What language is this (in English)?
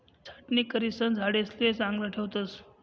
Marathi